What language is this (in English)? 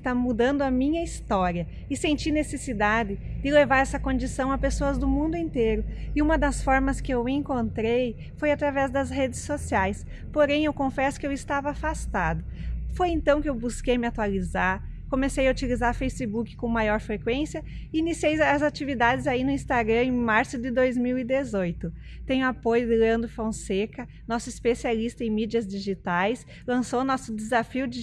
Portuguese